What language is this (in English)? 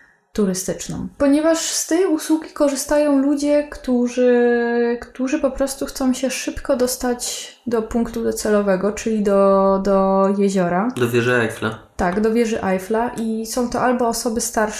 Polish